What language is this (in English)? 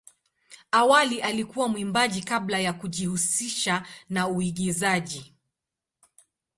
Swahili